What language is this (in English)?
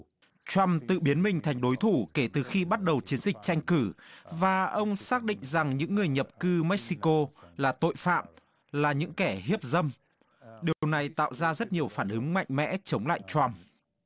Vietnamese